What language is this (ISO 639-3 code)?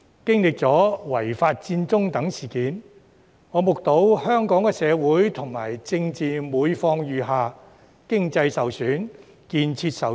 yue